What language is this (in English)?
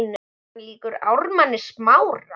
Icelandic